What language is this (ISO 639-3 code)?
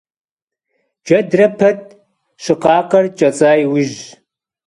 kbd